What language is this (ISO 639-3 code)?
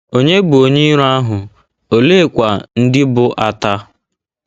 ibo